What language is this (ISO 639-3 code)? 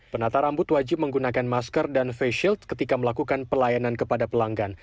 ind